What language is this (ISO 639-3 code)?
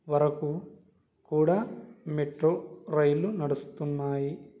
tel